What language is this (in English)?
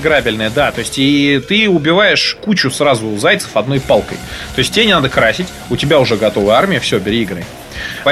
Russian